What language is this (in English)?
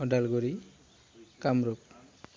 Bodo